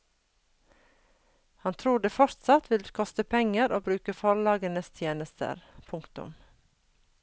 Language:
Norwegian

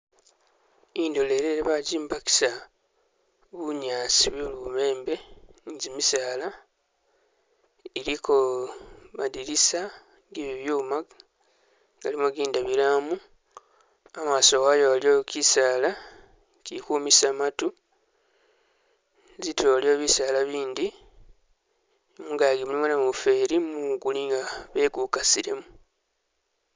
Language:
Masaaba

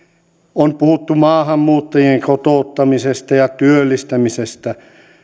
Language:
Finnish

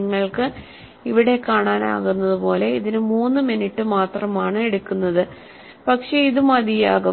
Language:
Malayalam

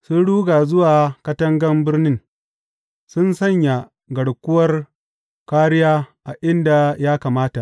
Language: Hausa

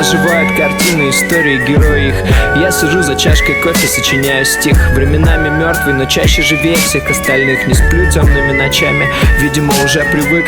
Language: Ukrainian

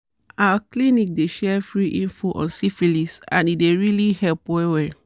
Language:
Nigerian Pidgin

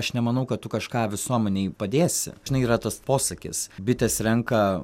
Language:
Lithuanian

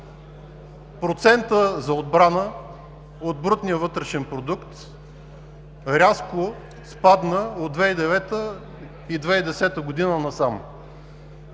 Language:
Bulgarian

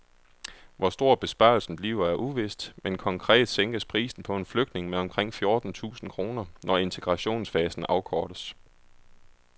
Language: Danish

